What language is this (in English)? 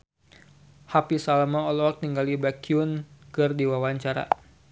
Sundanese